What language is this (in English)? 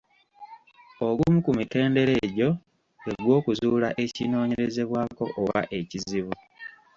Ganda